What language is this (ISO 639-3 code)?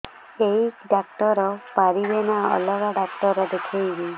ori